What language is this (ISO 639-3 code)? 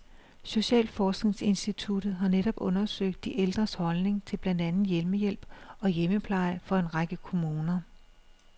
dan